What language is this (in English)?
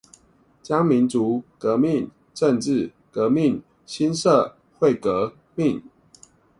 Chinese